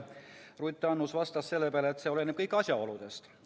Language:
Estonian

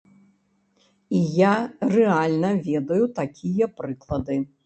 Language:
Belarusian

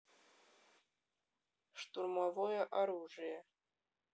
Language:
Russian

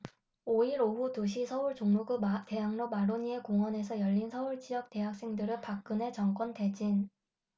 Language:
Korean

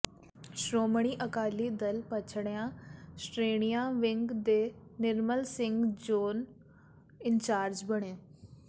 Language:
Punjabi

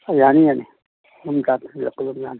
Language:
Manipuri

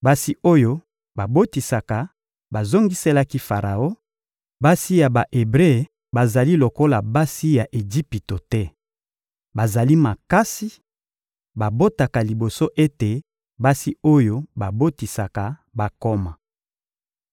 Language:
Lingala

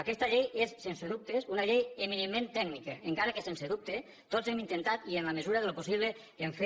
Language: Catalan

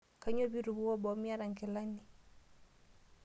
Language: Masai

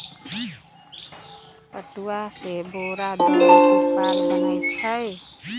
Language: Magahi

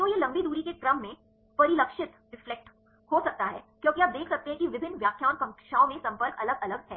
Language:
Hindi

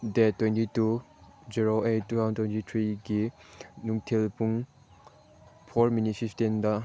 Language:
Manipuri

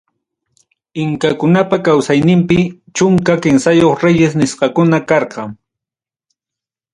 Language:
Ayacucho Quechua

